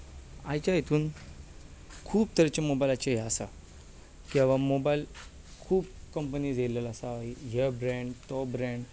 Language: Konkani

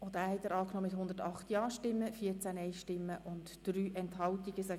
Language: Swiss German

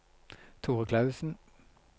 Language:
Norwegian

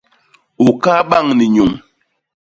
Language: Basaa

